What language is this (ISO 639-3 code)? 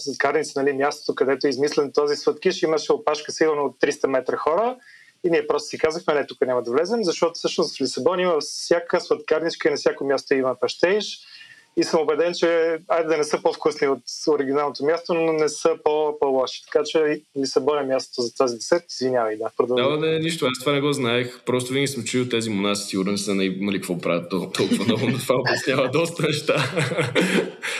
bul